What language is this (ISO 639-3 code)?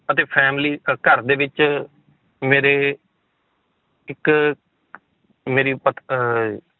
pan